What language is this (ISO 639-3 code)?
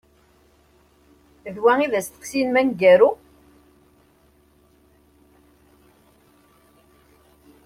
kab